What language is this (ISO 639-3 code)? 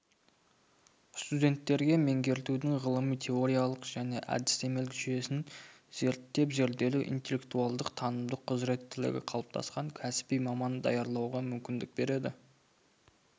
kaz